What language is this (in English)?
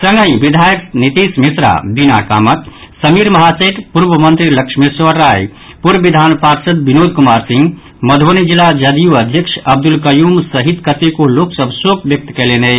Maithili